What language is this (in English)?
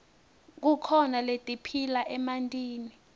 Swati